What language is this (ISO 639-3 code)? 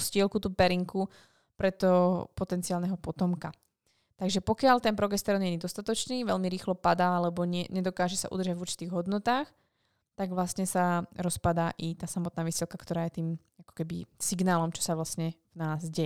slk